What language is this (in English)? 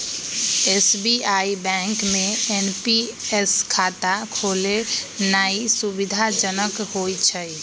Magahi